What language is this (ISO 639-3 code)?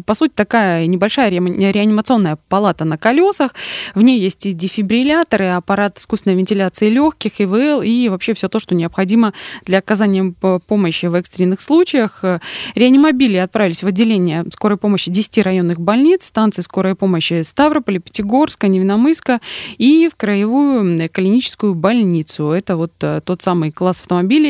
rus